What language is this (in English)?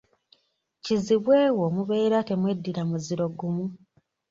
Ganda